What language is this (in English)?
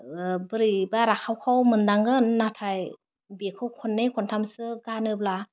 Bodo